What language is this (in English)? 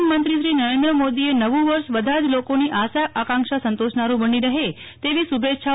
Gujarati